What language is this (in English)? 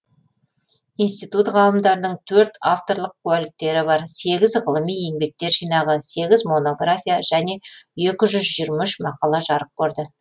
Kazakh